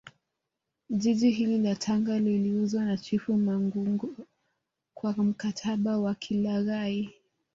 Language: Swahili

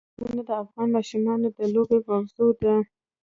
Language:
Pashto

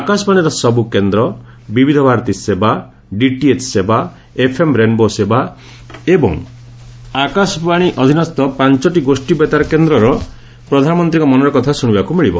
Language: Odia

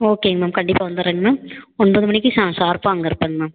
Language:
Tamil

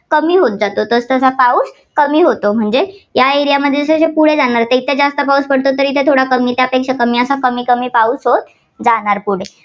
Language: Marathi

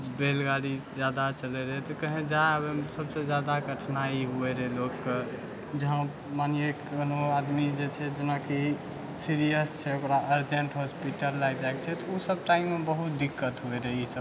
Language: Maithili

